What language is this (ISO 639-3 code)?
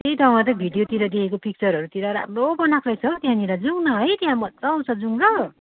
nep